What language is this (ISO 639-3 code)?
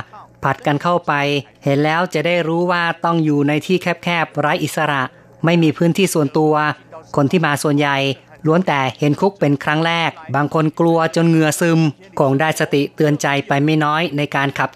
tha